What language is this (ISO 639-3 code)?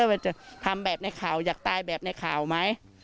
tha